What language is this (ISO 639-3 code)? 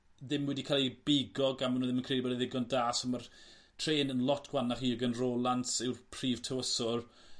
cym